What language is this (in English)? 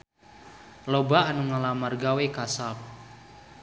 Sundanese